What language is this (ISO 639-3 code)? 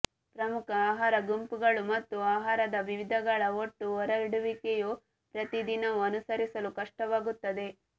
kan